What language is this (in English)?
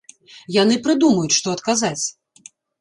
Belarusian